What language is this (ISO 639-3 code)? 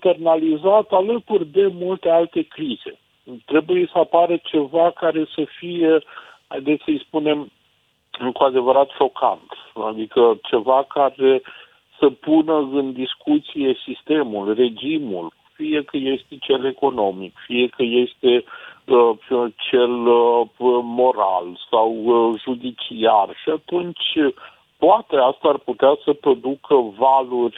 ron